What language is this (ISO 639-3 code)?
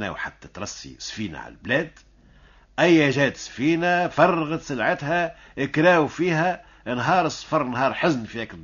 ara